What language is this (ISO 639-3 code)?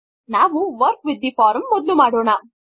kan